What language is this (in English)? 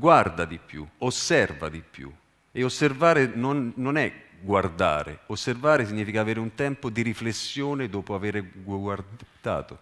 Italian